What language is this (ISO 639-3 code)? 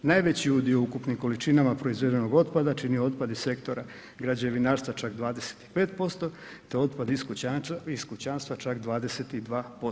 hrv